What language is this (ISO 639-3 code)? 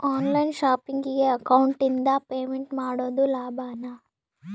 kan